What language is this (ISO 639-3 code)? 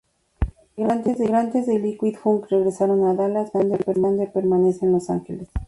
spa